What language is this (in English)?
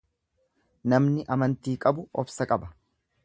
Oromo